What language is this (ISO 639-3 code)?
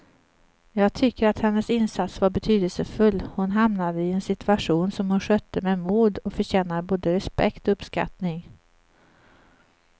swe